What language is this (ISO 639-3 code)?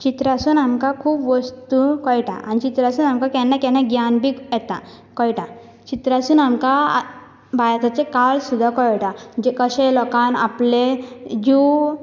kok